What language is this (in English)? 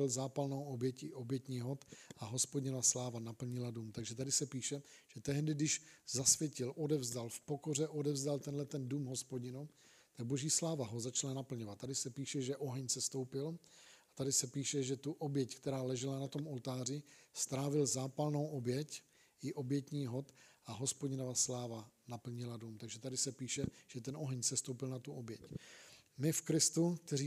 Czech